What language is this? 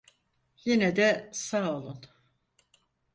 Turkish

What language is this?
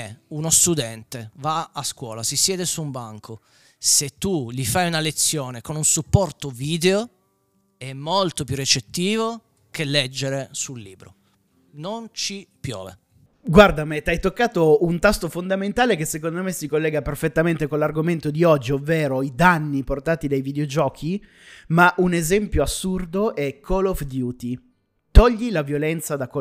Italian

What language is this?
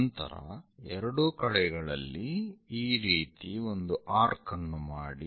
Kannada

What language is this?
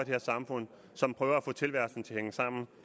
Danish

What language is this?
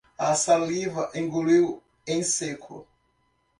Portuguese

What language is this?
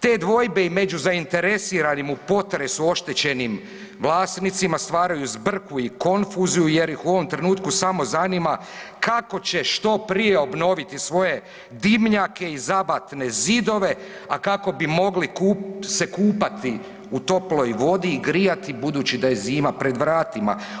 Croatian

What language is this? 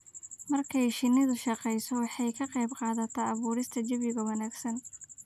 Somali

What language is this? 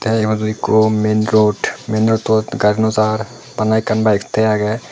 Chakma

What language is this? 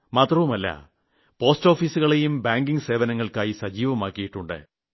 Malayalam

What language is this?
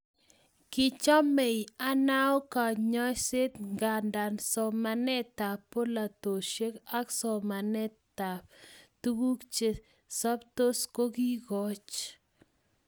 Kalenjin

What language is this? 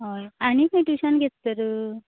Konkani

